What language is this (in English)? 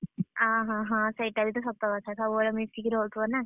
Odia